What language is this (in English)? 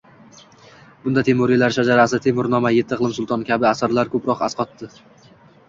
Uzbek